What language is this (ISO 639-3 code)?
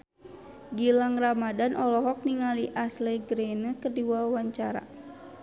sun